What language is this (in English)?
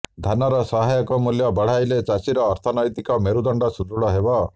Odia